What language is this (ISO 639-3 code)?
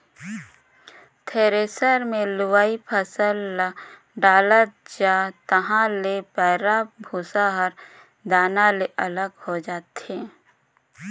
hne